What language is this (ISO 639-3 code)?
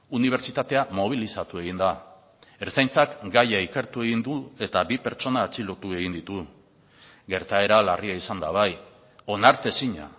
eus